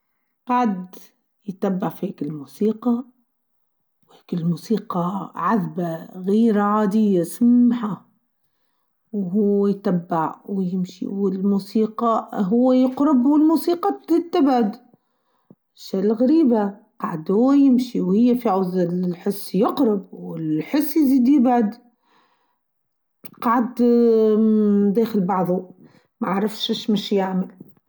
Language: Tunisian Arabic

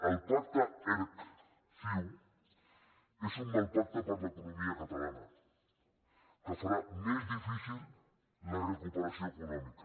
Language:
Catalan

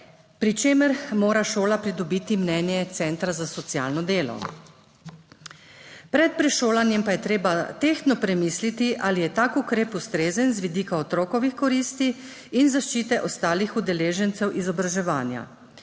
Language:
Slovenian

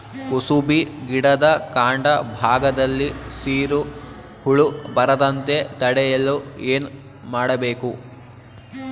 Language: Kannada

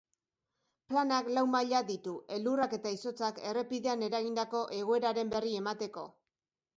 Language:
Basque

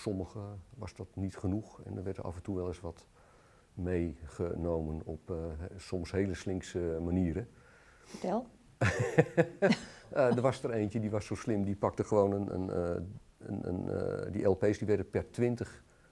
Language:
Dutch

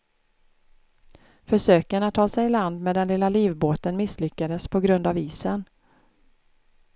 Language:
Swedish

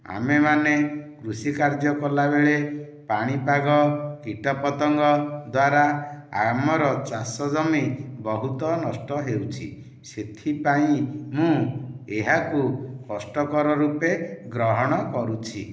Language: Odia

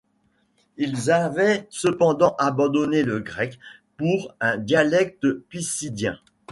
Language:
French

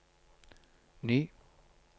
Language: Norwegian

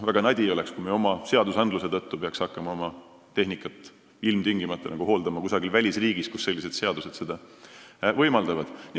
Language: Estonian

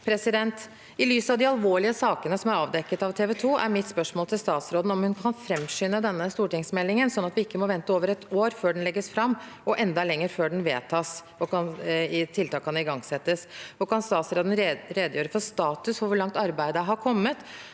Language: Norwegian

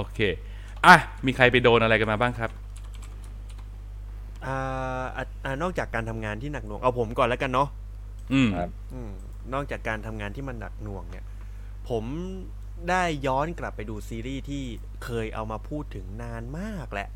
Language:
Thai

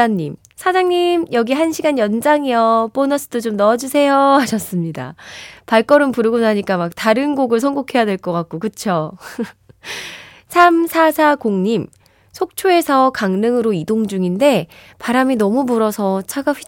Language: Korean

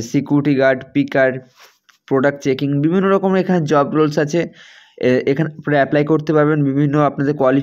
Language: Hindi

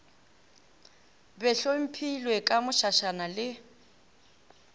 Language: Northern Sotho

